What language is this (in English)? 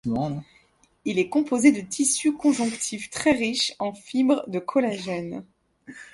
French